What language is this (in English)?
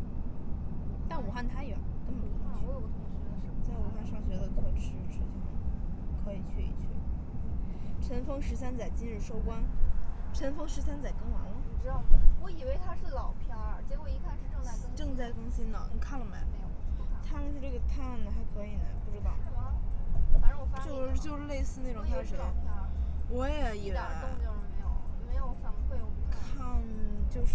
Chinese